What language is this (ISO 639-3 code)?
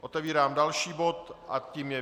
ces